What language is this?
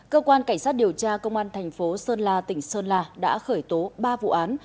Vietnamese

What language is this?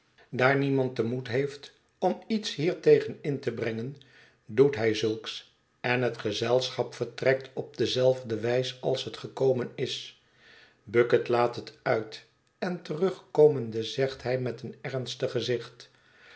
Dutch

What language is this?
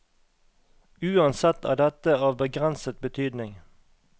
Norwegian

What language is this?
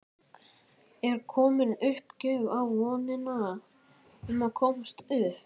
Icelandic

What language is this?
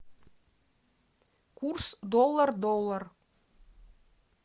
Russian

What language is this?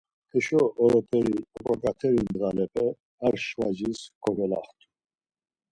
Laz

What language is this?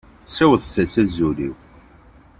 Kabyle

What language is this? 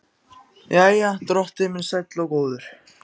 Icelandic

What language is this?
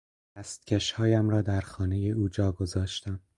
Persian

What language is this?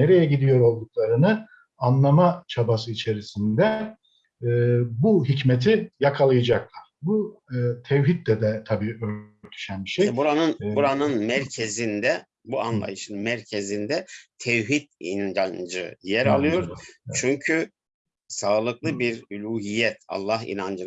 Turkish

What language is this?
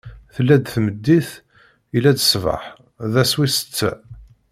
Kabyle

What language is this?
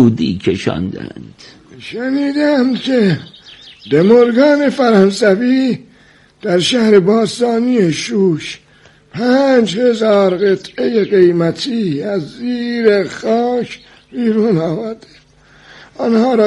Persian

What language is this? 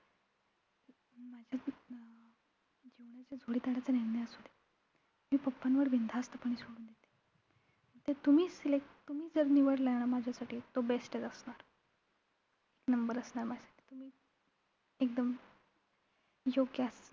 Marathi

